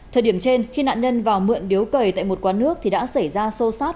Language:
Vietnamese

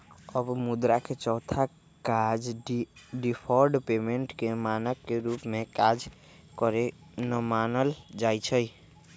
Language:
Magahi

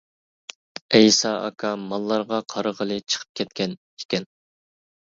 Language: Uyghur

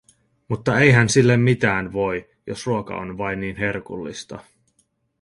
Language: Finnish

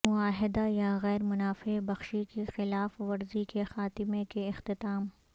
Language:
Urdu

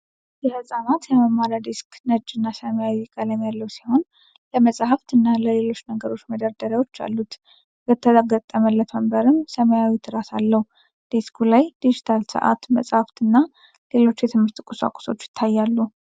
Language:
Amharic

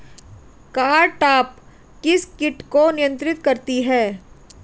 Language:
Hindi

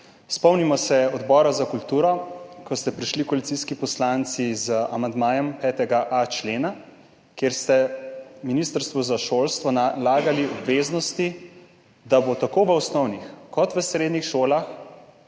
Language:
Slovenian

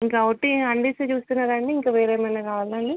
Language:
Telugu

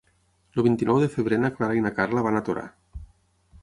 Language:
Catalan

